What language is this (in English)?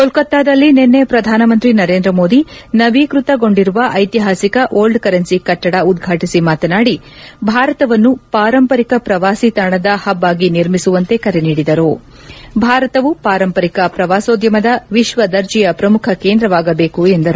Kannada